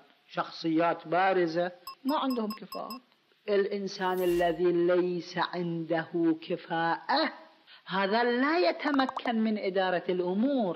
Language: Arabic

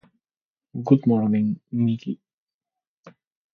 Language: Spanish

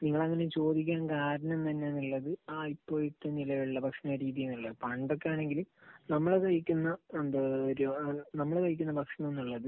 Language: Malayalam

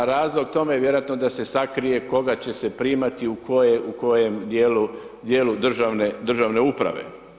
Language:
Croatian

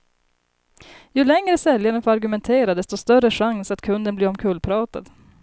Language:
Swedish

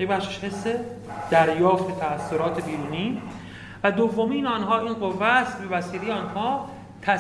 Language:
Persian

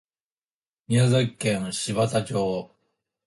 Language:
Japanese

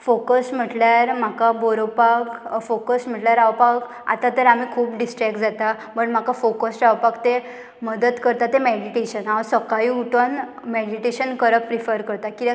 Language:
Konkani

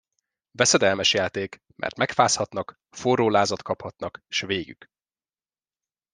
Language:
Hungarian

